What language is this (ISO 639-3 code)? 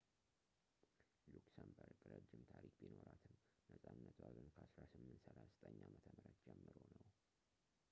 amh